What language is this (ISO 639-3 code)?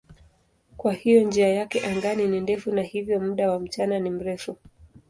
swa